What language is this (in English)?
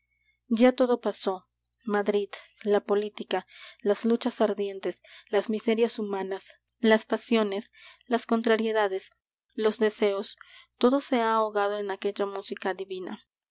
Spanish